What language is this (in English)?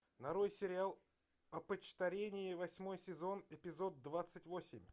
Russian